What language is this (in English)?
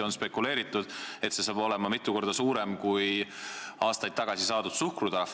Estonian